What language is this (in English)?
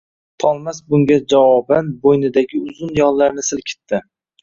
Uzbek